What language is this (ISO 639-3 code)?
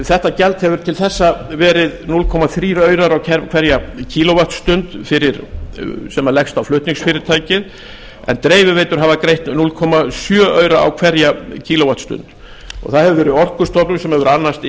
isl